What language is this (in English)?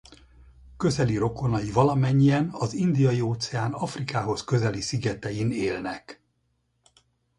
Hungarian